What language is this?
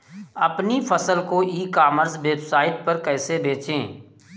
Hindi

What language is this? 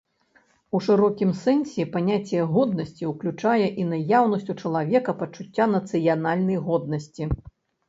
Belarusian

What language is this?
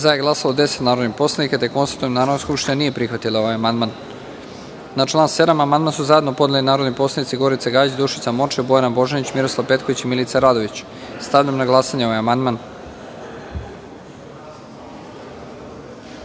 Serbian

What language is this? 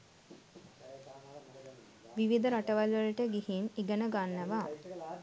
Sinhala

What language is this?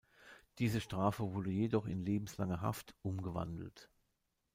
German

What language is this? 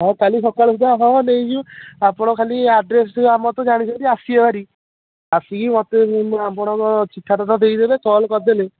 Odia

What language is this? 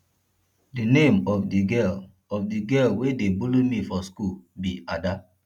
Nigerian Pidgin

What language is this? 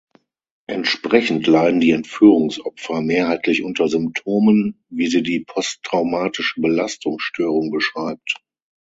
German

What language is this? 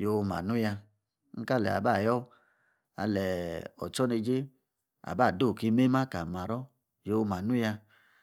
Yace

